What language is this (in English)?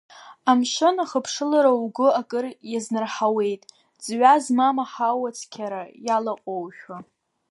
Abkhazian